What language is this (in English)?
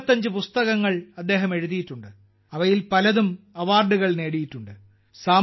Malayalam